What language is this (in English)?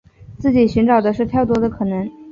Chinese